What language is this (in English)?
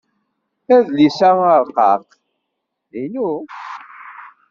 Kabyle